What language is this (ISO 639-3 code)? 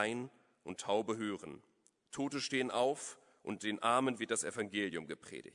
deu